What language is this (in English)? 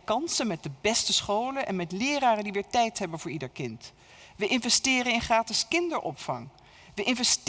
Dutch